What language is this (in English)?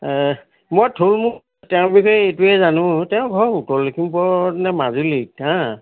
Assamese